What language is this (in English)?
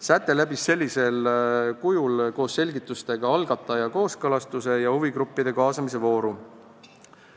Estonian